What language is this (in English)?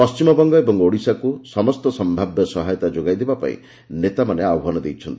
Odia